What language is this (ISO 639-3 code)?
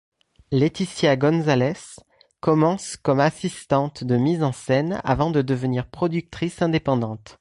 fra